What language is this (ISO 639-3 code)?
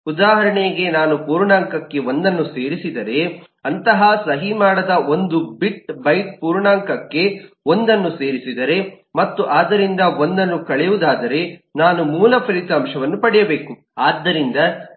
kan